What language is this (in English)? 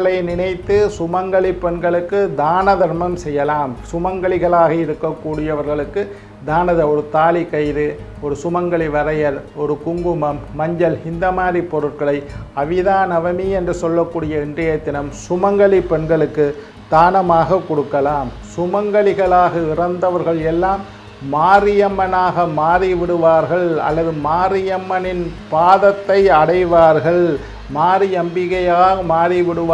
Indonesian